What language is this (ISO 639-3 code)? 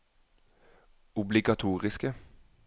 nor